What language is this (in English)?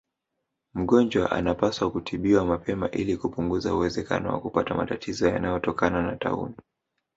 Swahili